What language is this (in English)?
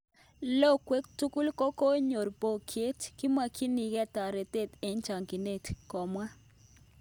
Kalenjin